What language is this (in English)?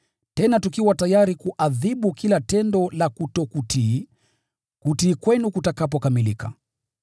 Swahili